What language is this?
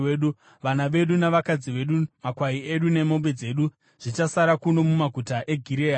Shona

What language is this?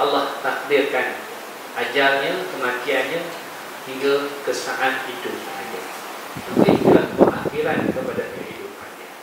Malay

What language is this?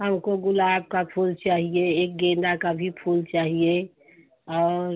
Hindi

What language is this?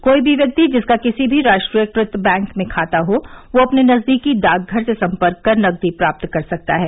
Hindi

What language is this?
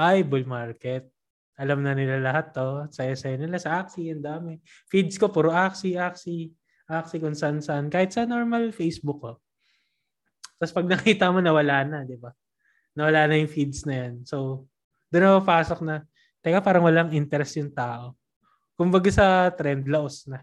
Filipino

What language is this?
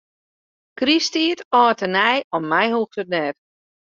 Western Frisian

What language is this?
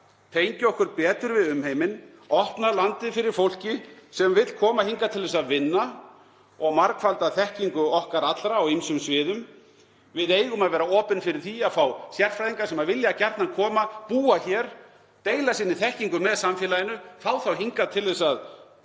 Icelandic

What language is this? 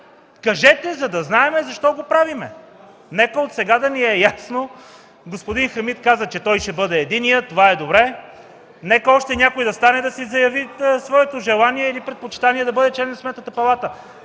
Bulgarian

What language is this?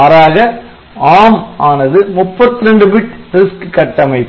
Tamil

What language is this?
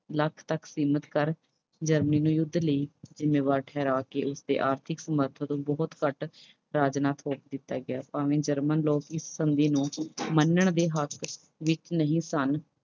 Punjabi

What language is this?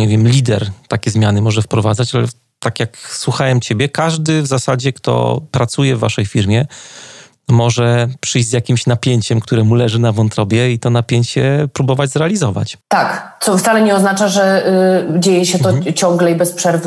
Polish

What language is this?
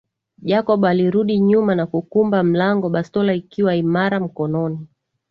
Swahili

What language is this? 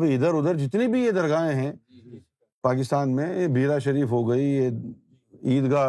Urdu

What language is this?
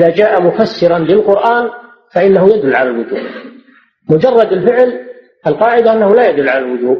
Arabic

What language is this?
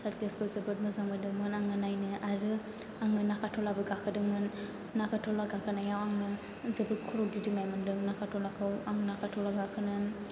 Bodo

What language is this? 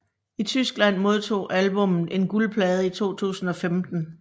Danish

